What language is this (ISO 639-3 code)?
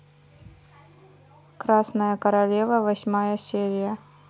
rus